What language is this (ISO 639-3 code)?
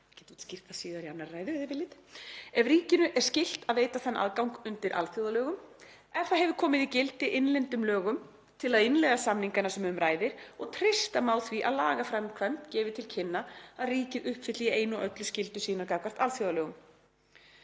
isl